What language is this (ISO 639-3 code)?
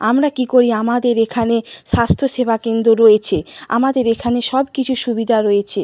ben